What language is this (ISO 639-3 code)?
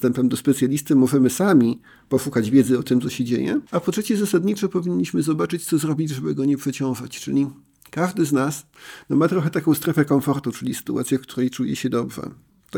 pol